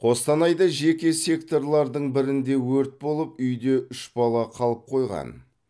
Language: Kazakh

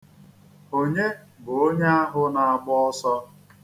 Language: Igbo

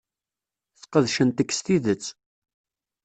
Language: Kabyle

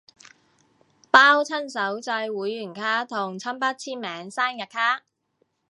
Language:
Cantonese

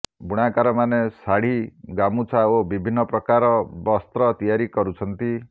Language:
Odia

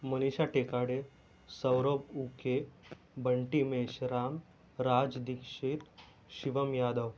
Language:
Marathi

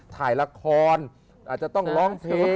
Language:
Thai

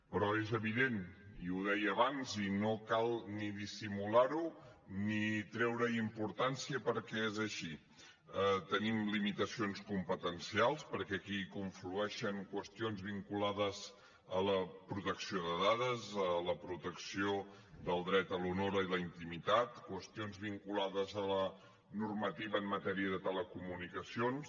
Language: Catalan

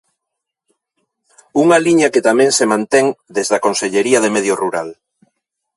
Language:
Galician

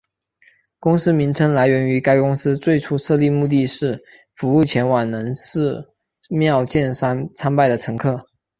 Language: Chinese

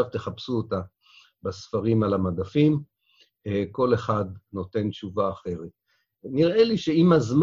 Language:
Hebrew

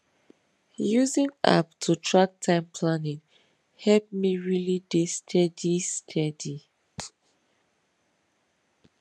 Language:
Nigerian Pidgin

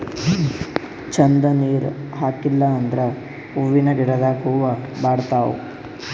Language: Kannada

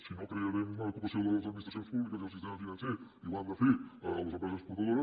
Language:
Catalan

